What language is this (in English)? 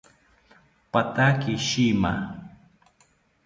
South Ucayali Ashéninka